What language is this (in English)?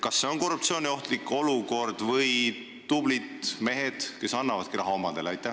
Estonian